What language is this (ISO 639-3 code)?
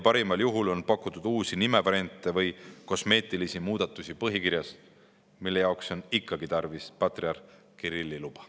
est